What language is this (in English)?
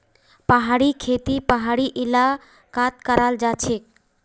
Magahi